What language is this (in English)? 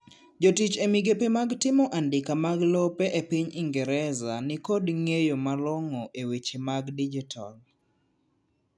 Luo (Kenya and Tanzania)